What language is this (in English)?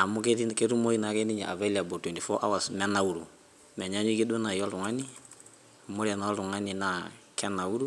Masai